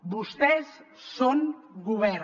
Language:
Catalan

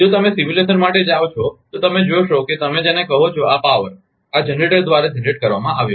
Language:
Gujarati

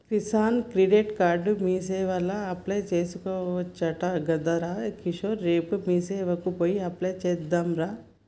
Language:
Telugu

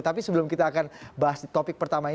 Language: Indonesian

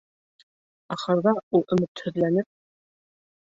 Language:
Bashkir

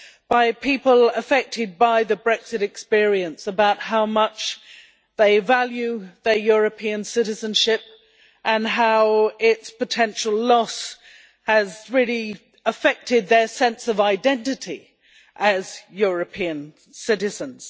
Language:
English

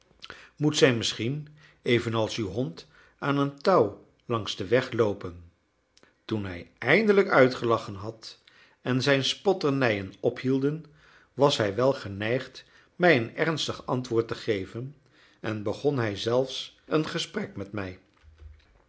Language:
Dutch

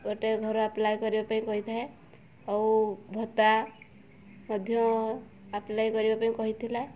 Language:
Odia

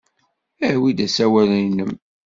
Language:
Kabyle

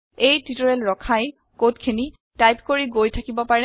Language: Assamese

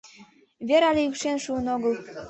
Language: Mari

